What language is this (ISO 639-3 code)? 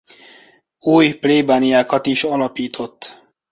hun